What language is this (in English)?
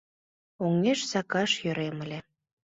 Mari